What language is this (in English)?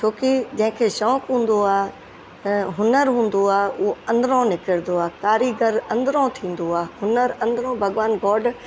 Sindhi